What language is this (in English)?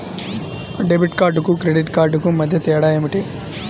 Telugu